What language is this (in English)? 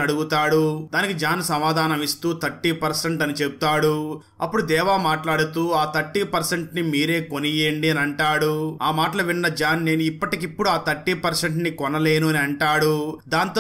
Telugu